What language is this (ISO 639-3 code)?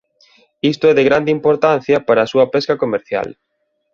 glg